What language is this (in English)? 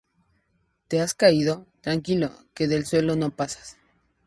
Spanish